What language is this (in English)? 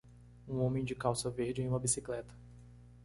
Portuguese